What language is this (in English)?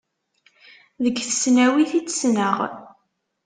Kabyle